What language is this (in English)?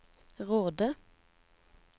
Norwegian